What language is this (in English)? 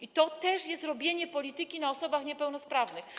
Polish